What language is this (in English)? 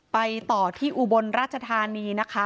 Thai